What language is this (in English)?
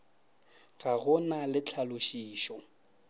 Northern Sotho